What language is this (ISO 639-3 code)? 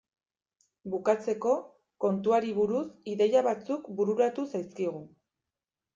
eus